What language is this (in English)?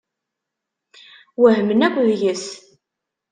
Kabyle